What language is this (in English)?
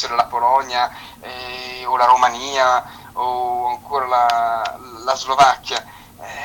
Italian